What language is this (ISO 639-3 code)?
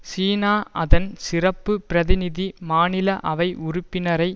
tam